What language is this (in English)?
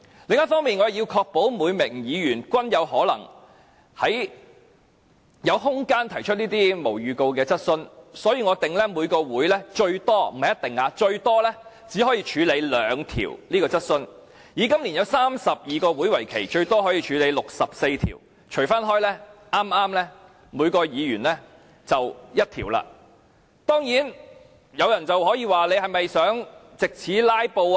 Cantonese